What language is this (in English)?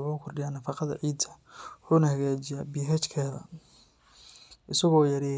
Somali